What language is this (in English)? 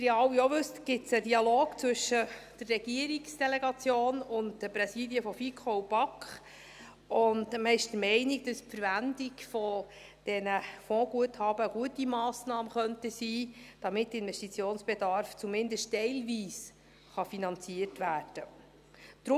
Swiss German